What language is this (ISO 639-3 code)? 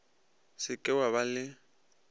nso